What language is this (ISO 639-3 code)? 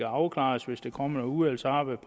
dan